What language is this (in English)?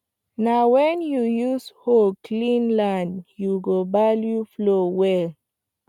Nigerian Pidgin